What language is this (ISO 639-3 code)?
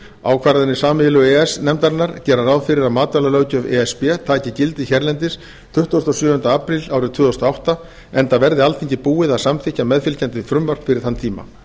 isl